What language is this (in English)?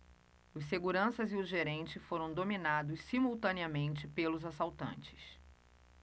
Portuguese